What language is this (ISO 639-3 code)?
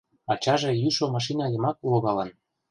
chm